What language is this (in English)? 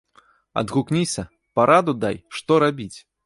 Belarusian